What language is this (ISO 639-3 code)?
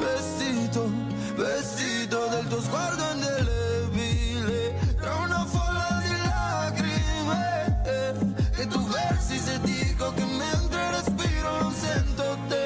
ita